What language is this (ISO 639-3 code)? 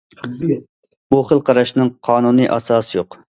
uig